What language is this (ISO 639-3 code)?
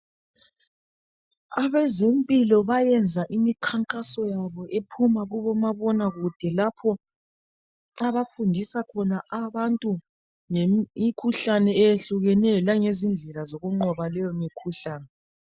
nde